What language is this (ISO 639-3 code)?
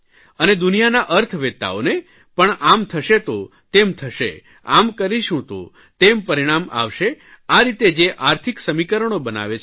guj